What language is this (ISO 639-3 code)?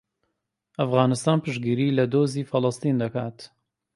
ckb